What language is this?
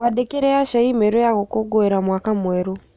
Kikuyu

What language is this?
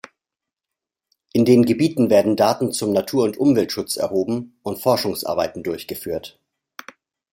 German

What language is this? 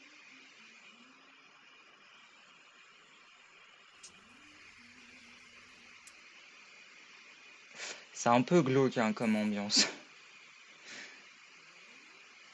French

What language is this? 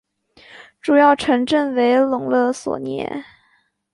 Chinese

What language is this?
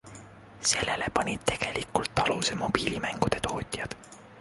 Estonian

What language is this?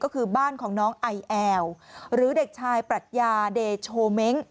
Thai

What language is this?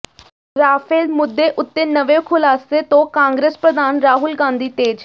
Punjabi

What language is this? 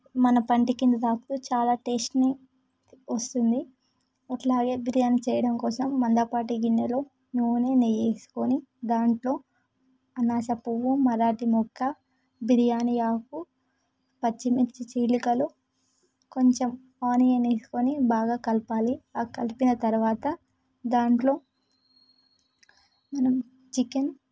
Telugu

